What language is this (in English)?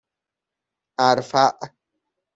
Persian